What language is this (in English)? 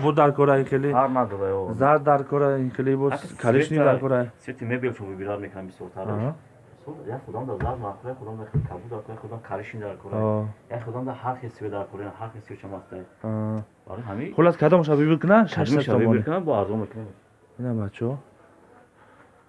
Turkish